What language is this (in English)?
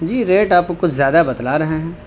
Urdu